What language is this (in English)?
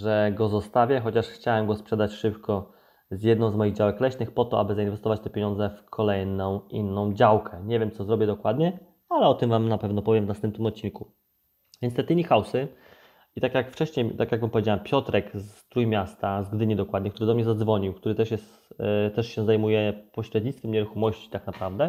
Polish